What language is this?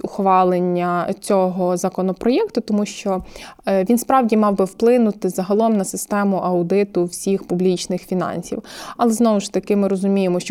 Ukrainian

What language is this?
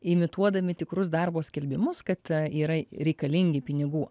Lithuanian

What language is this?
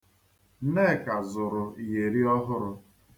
Igbo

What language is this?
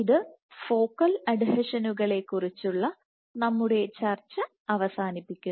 Malayalam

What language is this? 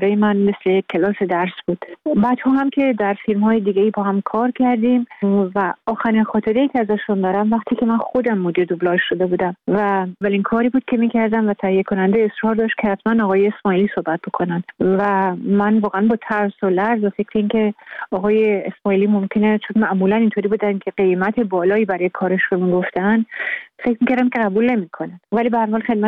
Persian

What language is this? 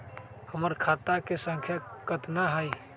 Magahi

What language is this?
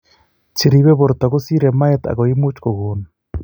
Kalenjin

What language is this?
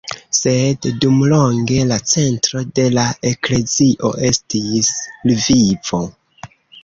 Esperanto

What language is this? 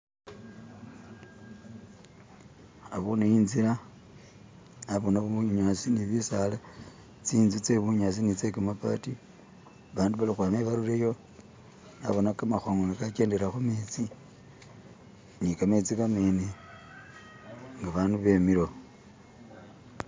Masaaba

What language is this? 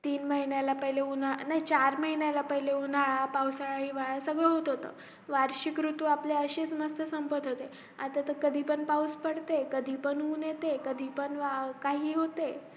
Marathi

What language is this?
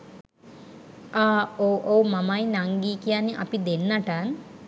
Sinhala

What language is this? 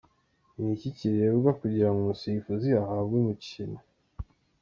Kinyarwanda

